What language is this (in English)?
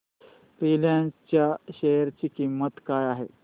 Marathi